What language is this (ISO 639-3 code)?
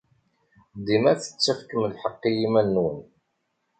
kab